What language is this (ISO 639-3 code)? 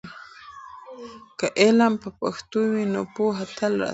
pus